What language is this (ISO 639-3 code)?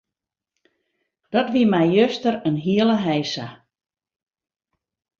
fry